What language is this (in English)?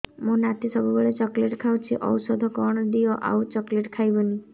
Odia